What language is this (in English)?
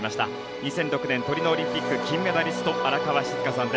Japanese